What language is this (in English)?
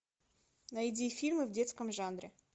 Russian